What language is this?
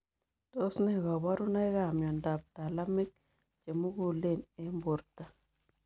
Kalenjin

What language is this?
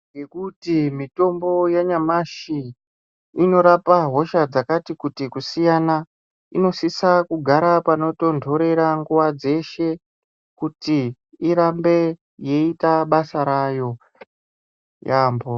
Ndau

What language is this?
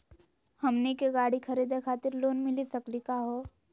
Magahi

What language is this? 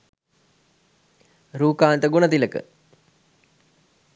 Sinhala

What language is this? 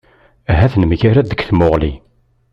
Kabyle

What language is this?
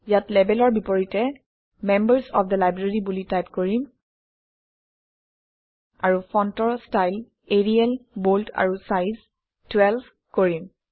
Assamese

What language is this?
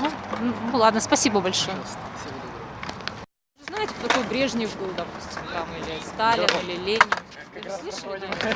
Russian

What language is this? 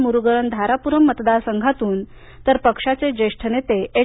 Marathi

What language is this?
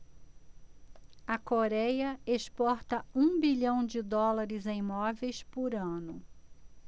Portuguese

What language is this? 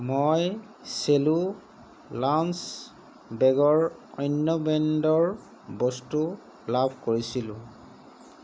Assamese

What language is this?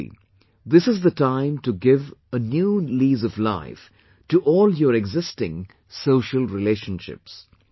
English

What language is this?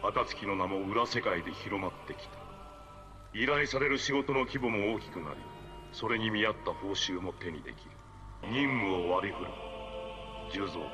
Japanese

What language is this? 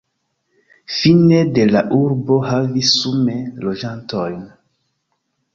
Esperanto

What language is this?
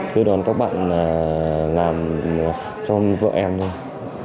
Vietnamese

